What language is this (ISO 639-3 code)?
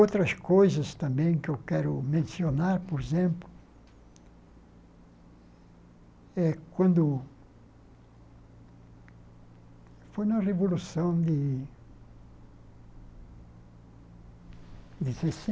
por